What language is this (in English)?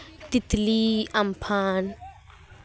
Santali